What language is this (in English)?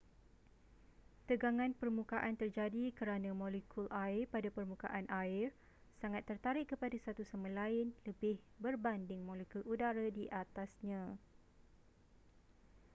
Malay